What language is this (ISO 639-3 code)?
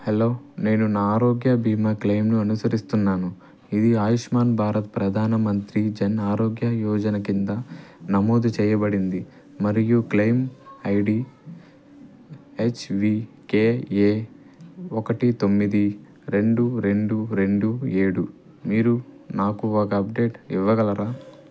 tel